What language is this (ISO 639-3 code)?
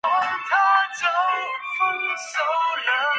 zho